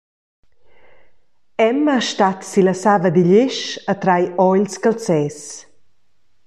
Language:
Romansh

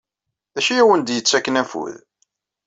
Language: Kabyle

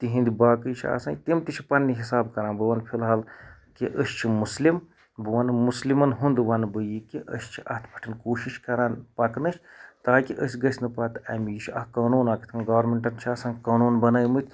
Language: Kashmiri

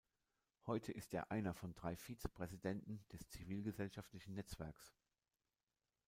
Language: German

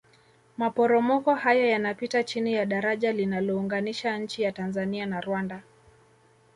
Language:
Swahili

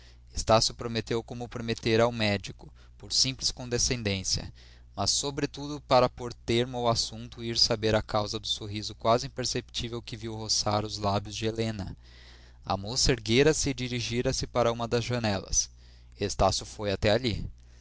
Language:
Portuguese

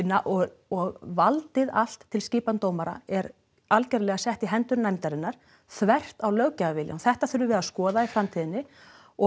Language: Icelandic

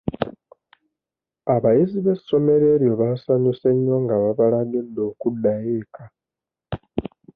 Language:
Ganda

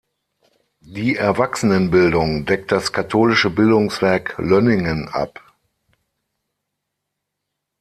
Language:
German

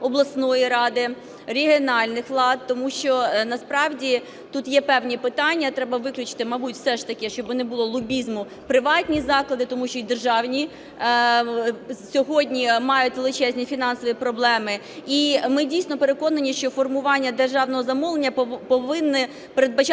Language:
Ukrainian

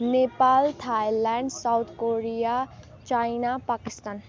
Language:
Nepali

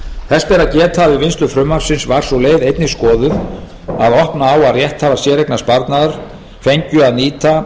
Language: Icelandic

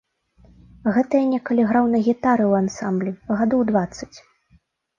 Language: Belarusian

